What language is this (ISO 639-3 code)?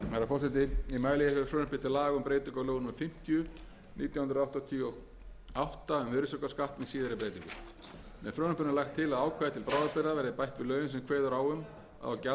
isl